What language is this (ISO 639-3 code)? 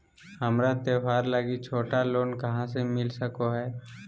mag